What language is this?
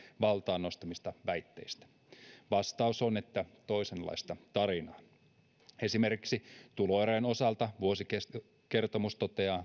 Finnish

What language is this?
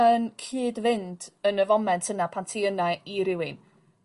Welsh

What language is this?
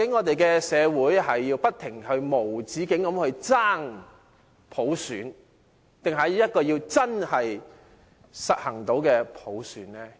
Cantonese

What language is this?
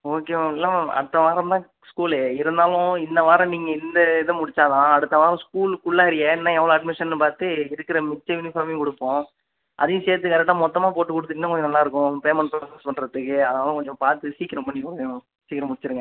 Tamil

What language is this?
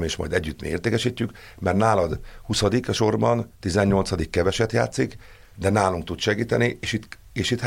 Hungarian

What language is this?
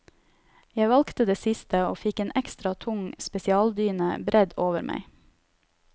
Norwegian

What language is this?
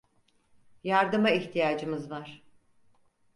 Turkish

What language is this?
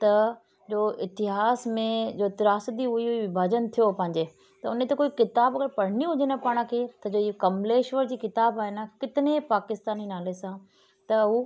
Sindhi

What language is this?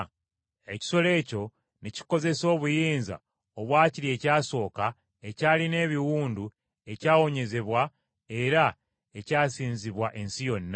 Ganda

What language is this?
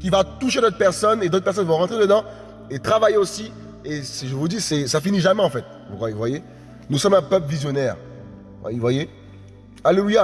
French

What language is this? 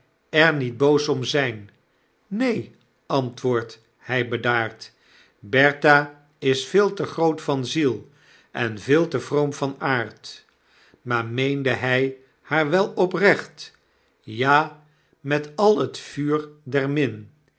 Dutch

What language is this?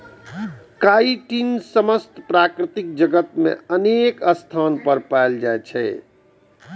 Maithili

